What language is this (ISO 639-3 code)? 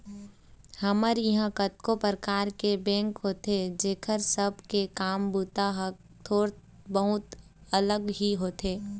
hne